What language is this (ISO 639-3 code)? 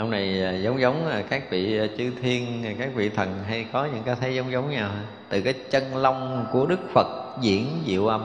vie